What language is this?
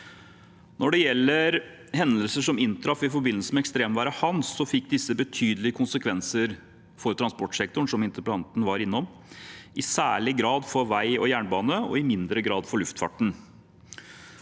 Norwegian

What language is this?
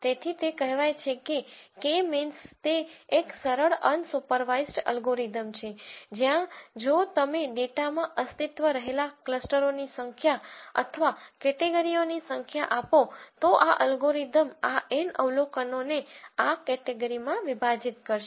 Gujarati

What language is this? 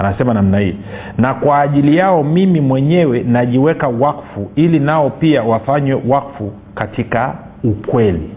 Swahili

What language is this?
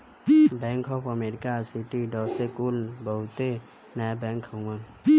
Bhojpuri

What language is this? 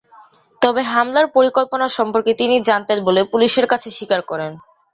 Bangla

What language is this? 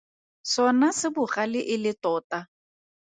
Tswana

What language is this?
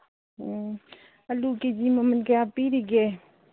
Manipuri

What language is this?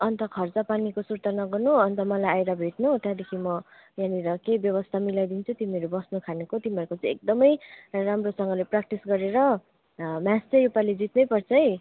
Nepali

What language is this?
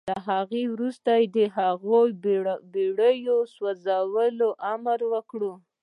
Pashto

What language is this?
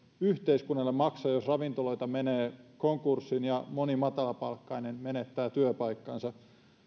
Finnish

